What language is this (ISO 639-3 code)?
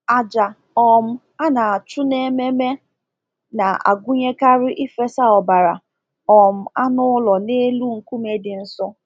ibo